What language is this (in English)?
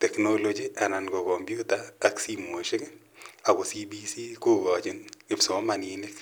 Kalenjin